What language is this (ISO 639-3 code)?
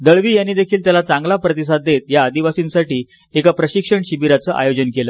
mar